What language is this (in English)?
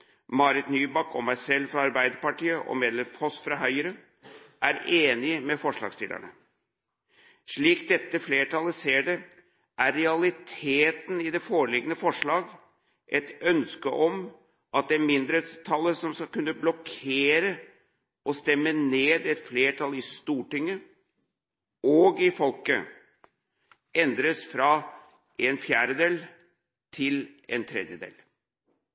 Norwegian Bokmål